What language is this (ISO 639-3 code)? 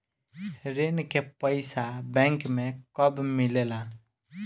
bho